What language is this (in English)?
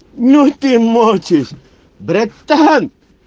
Russian